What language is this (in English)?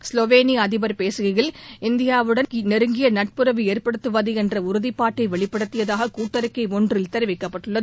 Tamil